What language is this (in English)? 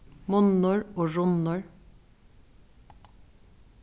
Faroese